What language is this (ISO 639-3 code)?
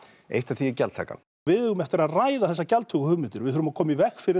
isl